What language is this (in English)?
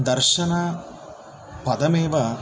Sanskrit